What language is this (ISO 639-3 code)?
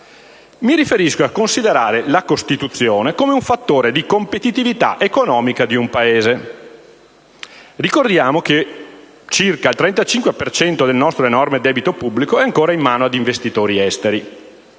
ita